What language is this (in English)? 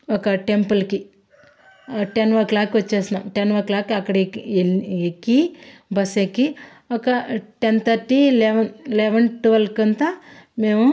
Telugu